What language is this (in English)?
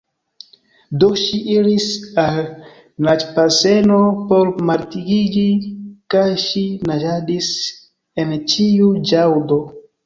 Esperanto